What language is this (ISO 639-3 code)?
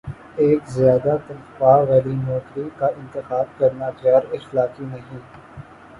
urd